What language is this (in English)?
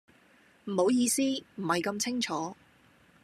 Cantonese